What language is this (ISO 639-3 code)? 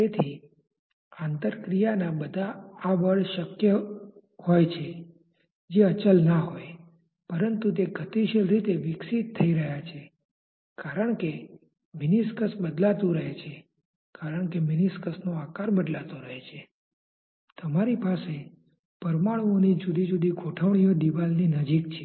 guj